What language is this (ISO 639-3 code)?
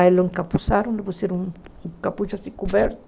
por